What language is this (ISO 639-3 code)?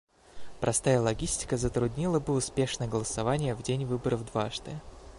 rus